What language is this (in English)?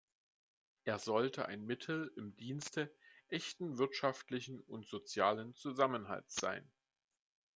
German